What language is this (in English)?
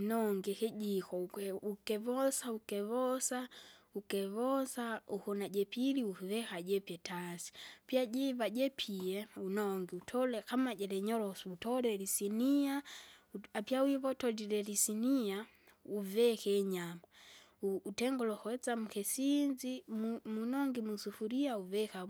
Kinga